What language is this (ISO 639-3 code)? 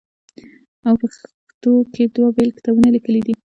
pus